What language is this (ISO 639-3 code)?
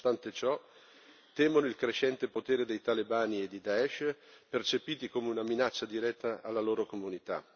ita